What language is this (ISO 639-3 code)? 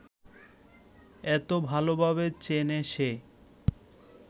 ben